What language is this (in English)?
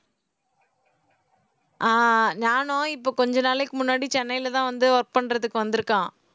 Tamil